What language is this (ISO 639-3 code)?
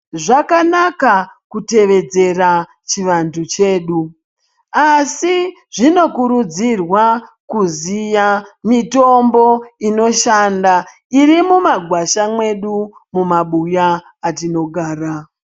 ndc